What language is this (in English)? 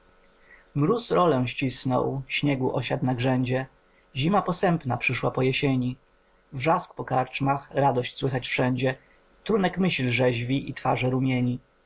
Polish